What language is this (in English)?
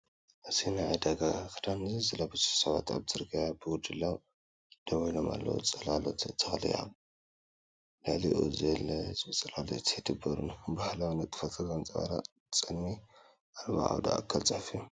Tigrinya